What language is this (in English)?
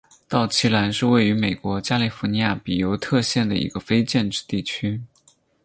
Chinese